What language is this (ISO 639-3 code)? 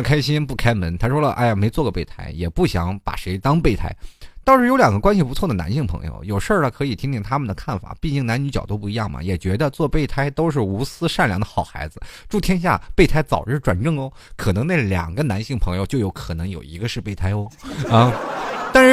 zho